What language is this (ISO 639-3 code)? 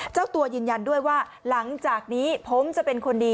tha